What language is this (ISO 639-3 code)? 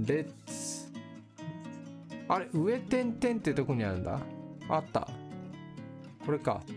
jpn